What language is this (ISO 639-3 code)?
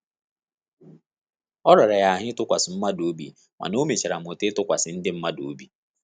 ibo